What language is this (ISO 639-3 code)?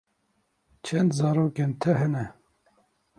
kur